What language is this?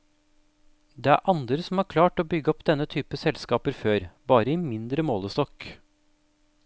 Norwegian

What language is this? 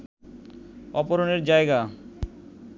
Bangla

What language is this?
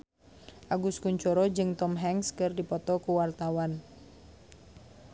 Sundanese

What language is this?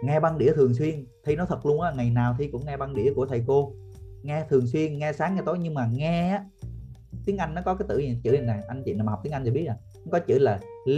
Vietnamese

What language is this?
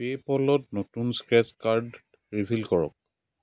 Assamese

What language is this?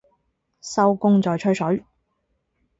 Cantonese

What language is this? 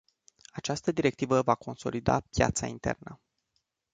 Romanian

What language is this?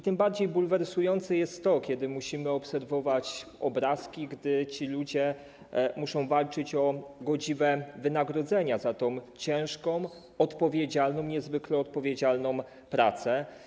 Polish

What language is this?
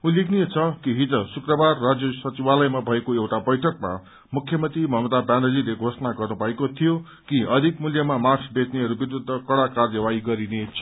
Nepali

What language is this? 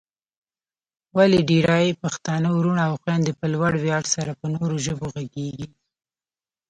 Pashto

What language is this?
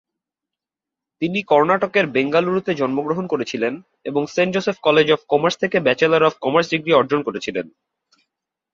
Bangla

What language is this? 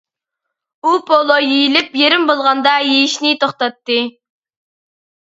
Uyghur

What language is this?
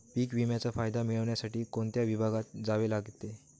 Marathi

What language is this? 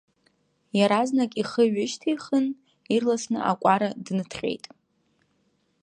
Abkhazian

